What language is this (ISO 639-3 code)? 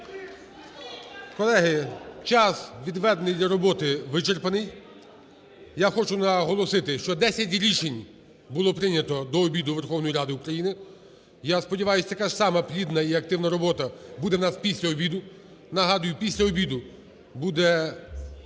ukr